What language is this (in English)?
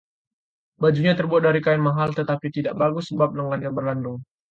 Indonesian